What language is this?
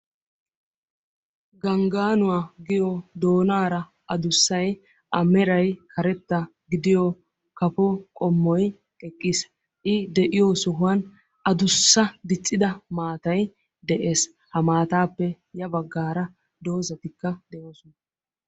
Wolaytta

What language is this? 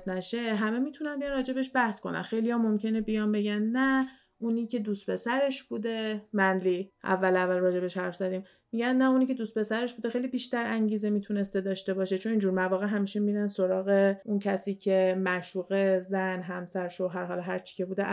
Persian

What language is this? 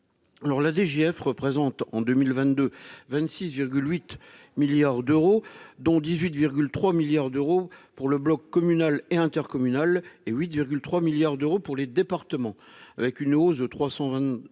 French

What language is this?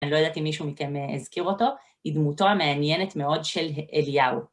Hebrew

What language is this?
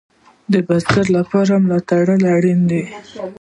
Pashto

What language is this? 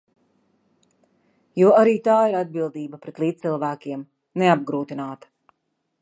Latvian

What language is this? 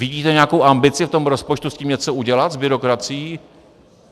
Czech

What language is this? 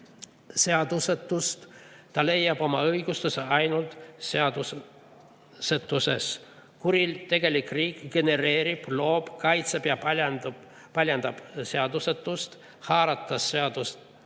Estonian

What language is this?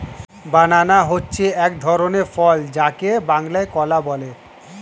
Bangla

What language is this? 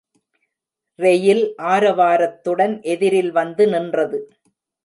Tamil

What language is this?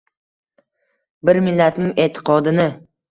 Uzbek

